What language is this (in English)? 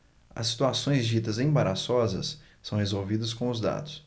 Portuguese